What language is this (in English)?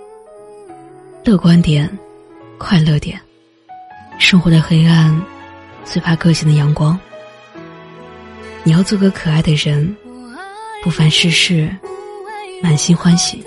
Chinese